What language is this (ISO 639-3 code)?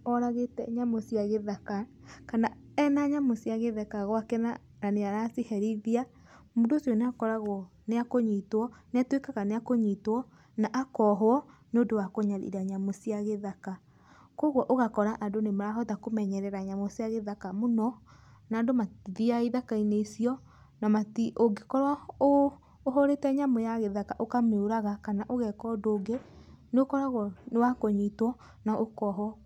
kik